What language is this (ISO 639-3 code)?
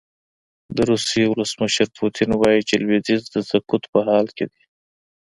pus